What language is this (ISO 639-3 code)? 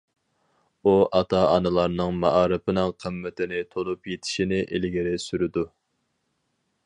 uig